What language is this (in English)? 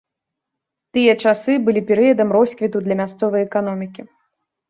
Belarusian